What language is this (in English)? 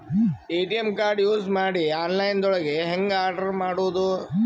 Kannada